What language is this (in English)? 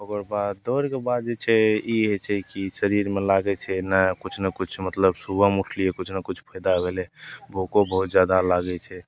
Maithili